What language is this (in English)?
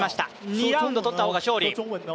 Japanese